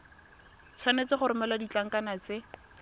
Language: Tswana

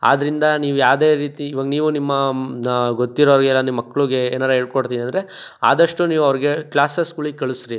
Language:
Kannada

